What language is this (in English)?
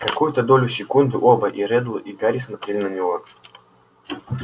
Russian